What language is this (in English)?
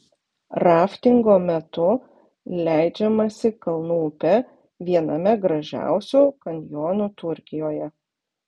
Lithuanian